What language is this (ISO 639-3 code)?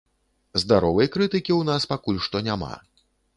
bel